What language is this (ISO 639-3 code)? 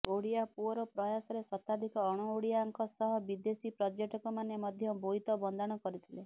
ori